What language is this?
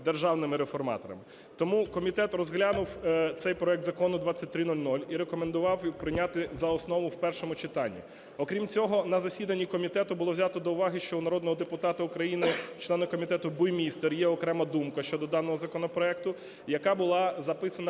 Ukrainian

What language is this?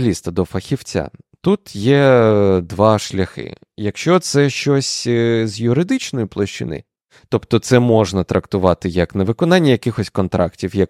Ukrainian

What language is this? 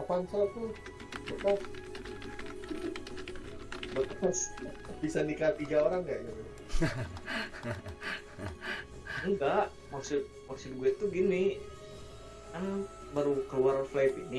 Indonesian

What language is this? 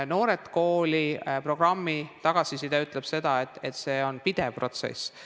Estonian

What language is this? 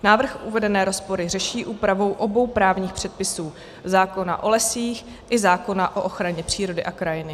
Czech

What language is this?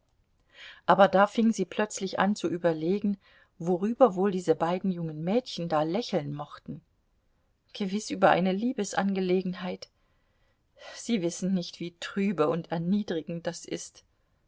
German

